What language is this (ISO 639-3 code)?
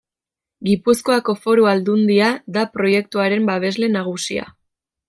eus